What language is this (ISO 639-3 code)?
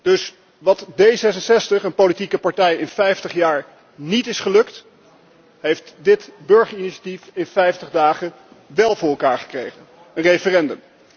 nld